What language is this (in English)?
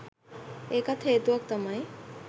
Sinhala